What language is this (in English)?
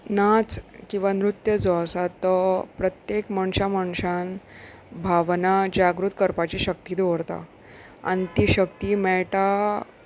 Konkani